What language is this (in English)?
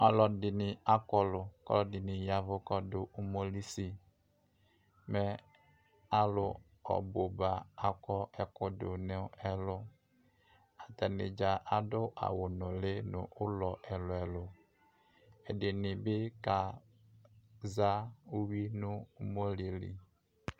Ikposo